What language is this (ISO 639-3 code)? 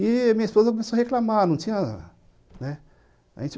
por